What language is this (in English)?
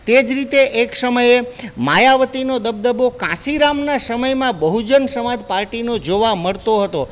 Gujarati